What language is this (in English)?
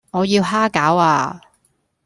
Cantonese